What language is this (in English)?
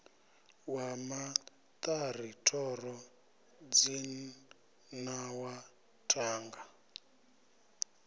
Venda